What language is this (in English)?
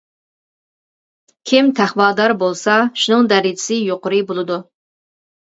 Uyghur